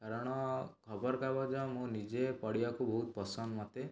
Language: Odia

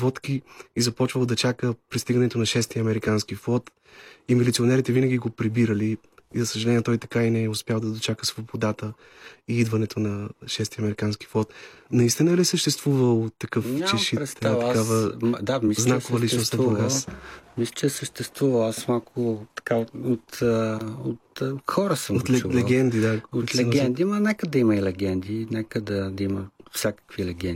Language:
Bulgarian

